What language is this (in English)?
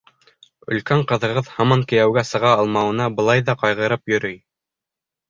Bashkir